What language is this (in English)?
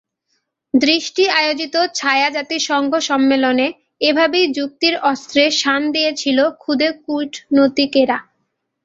Bangla